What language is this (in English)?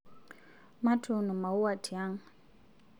Masai